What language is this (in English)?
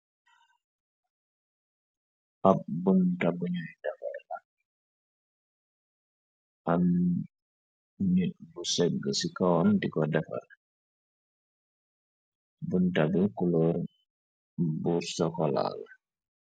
Wolof